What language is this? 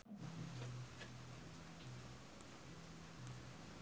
Sundanese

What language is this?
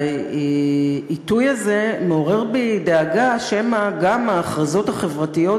Hebrew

